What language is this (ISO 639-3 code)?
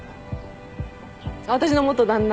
jpn